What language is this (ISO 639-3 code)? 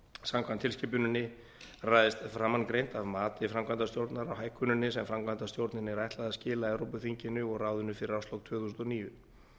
isl